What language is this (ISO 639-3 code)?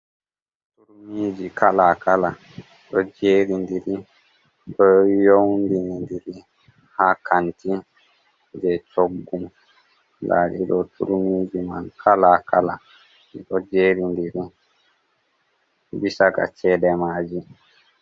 ful